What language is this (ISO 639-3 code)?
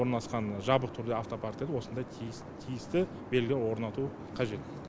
kaz